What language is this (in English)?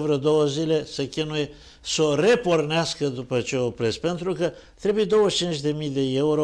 Romanian